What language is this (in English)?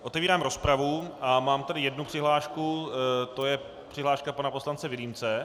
Czech